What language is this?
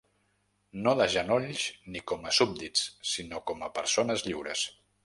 Catalan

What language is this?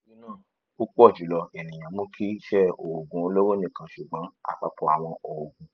Yoruba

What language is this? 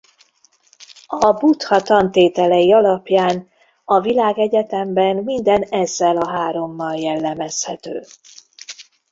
Hungarian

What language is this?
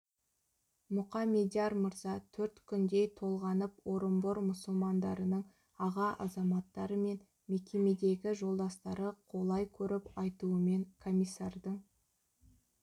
Kazakh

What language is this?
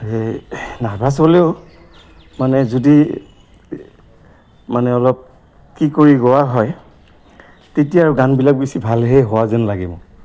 Assamese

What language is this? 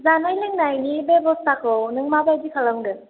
Bodo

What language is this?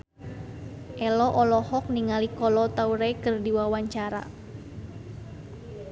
Sundanese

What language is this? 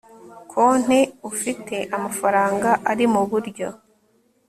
Kinyarwanda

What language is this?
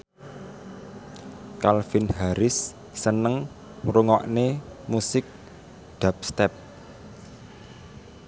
Javanese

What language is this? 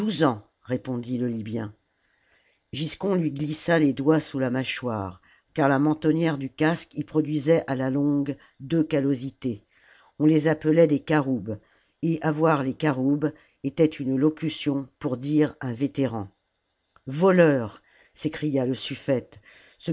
French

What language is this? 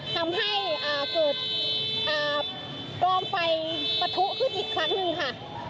Thai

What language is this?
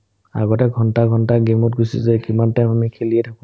Assamese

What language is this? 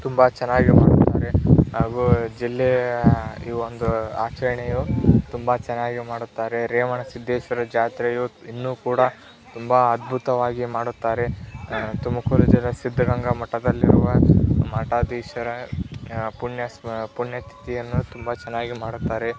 Kannada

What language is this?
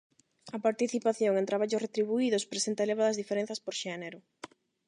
Galician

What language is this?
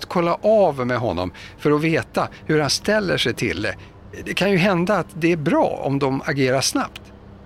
Swedish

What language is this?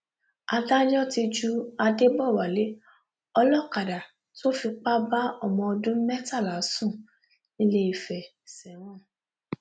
Yoruba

